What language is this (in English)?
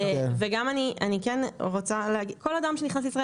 Hebrew